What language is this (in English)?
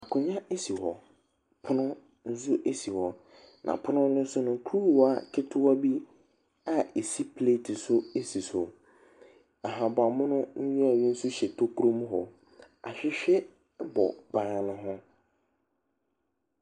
Akan